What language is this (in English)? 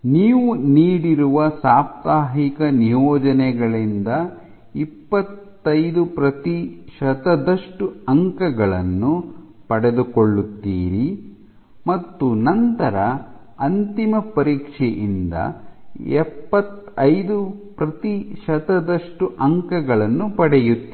Kannada